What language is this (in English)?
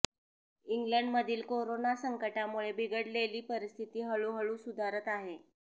Marathi